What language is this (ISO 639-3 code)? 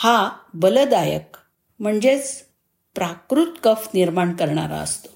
mar